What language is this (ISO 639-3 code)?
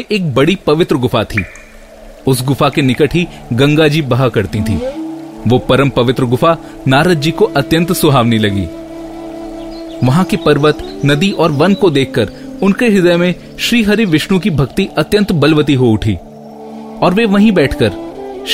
hin